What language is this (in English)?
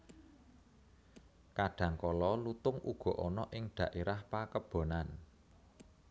Javanese